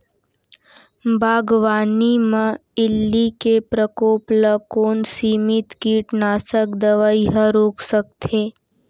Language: Chhattisgarhi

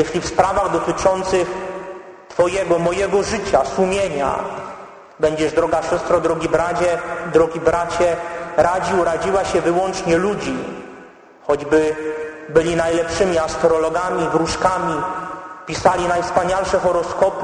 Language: Polish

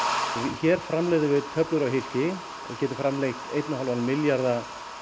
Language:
Icelandic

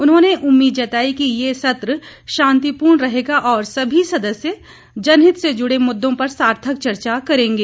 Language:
Hindi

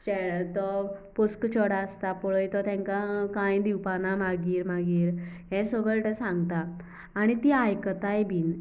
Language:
Konkani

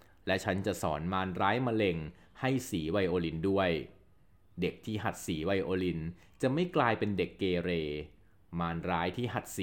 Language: Thai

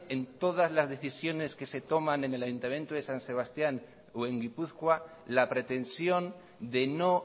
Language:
Spanish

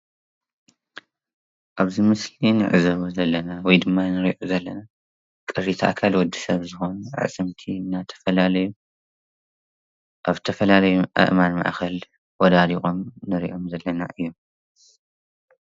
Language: Tigrinya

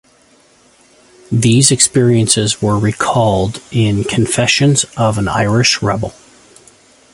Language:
English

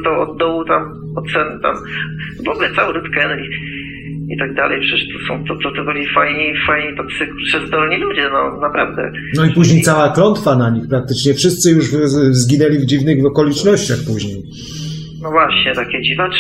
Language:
Polish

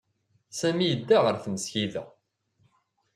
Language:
Kabyle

